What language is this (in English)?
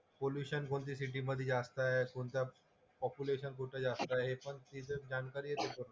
Marathi